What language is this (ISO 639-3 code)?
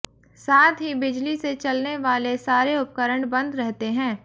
hin